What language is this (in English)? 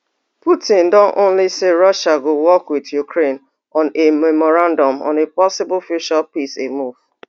Nigerian Pidgin